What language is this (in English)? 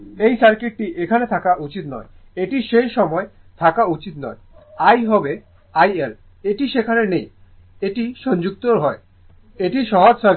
Bangla